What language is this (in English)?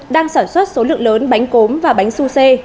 Vietnamese